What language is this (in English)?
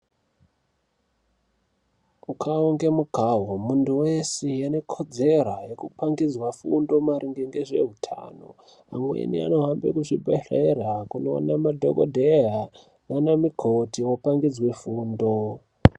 Ndau